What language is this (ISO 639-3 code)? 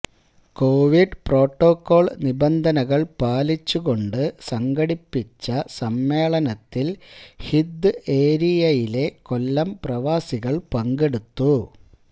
mal